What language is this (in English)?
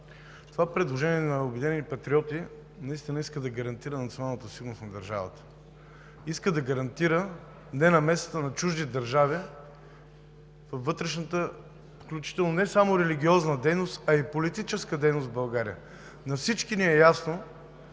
Bulgarian